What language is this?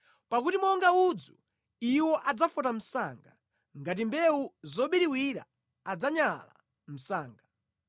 Nyanja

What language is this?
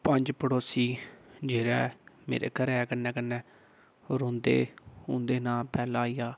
Dogri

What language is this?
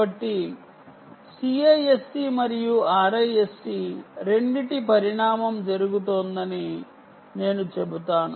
Telugu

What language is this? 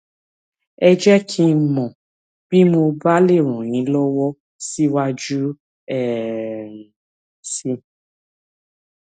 Yoruba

